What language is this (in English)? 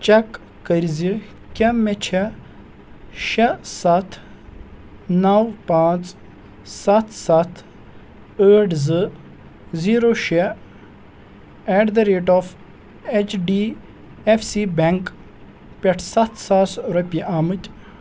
Kashmiri